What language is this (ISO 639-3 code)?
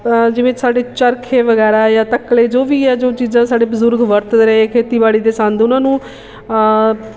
pan